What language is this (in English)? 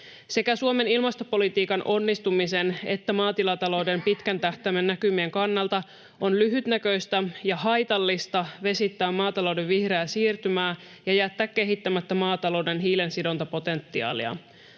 Finnish